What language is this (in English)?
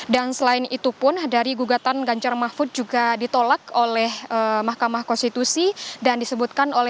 Indonesian